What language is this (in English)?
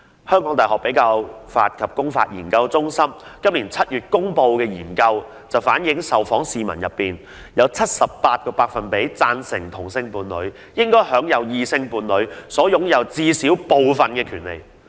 Cantonese